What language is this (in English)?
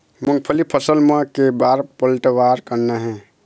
Chhattisgarhi